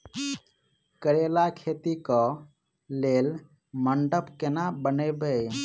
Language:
Maithili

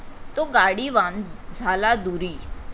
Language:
Marathi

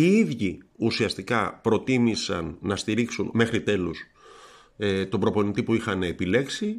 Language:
Greek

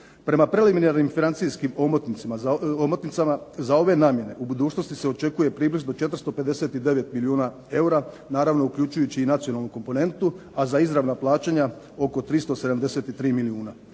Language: Croatian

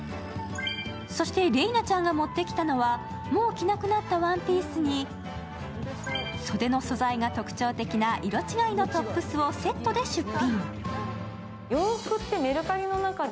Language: Japanese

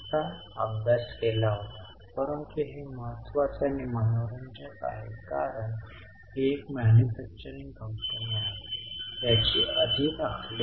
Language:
Marathi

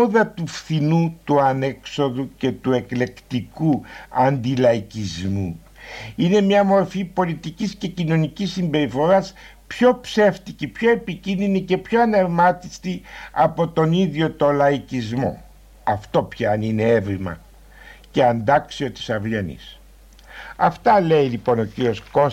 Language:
Greek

